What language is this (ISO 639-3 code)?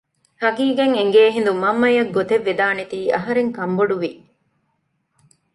div